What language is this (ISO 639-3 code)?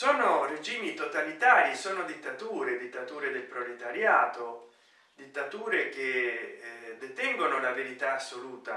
ita